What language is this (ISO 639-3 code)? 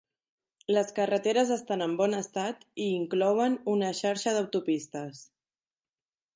cat